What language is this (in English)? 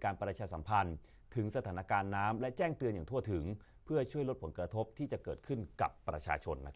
Thai